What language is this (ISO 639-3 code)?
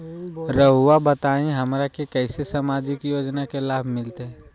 mag